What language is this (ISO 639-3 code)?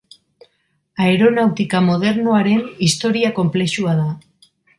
eus